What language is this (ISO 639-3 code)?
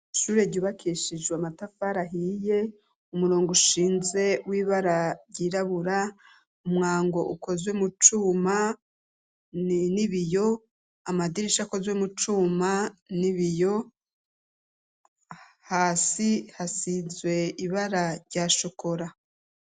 run